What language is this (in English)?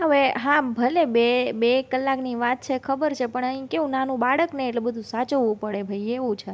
Gujarati